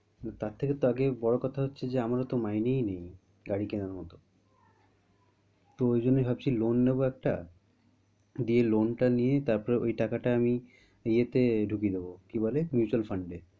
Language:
Bangla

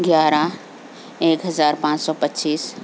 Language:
Urdu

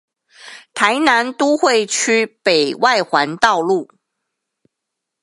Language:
Chinese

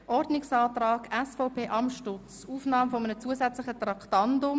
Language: Swiss German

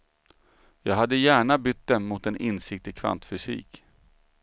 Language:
Swedish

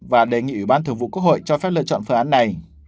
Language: Vietnamese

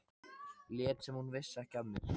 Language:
Icelandic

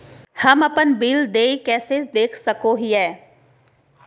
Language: Magahi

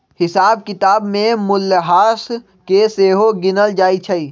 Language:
Magahi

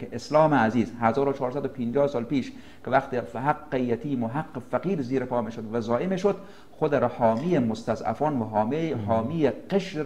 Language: Persian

